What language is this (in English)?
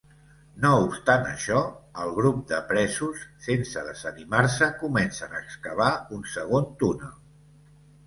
Catalan